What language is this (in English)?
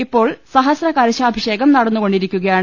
Malayalam